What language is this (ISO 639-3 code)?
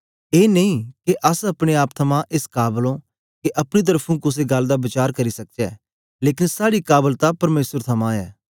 doi